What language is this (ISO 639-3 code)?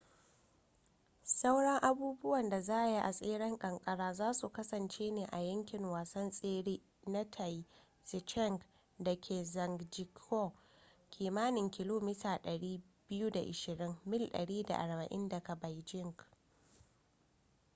hau